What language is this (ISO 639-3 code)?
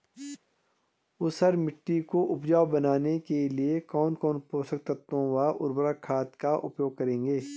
hin